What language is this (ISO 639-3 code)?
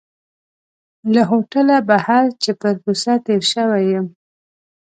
pus